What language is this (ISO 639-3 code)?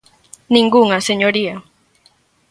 glg